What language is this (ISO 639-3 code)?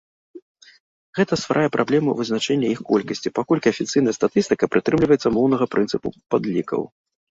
bel